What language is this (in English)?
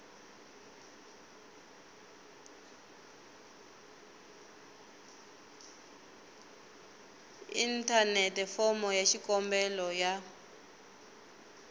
Tsonga